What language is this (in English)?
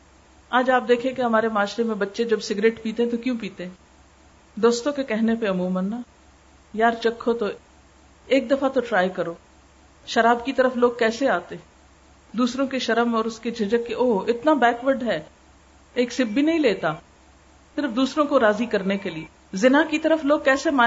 Urdu